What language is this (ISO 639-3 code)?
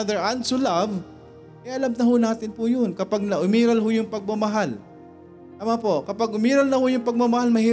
fil